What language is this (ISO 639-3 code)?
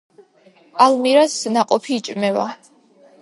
kat